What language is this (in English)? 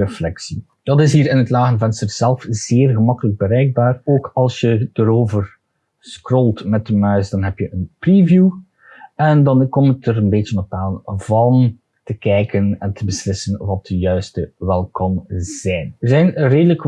Dutch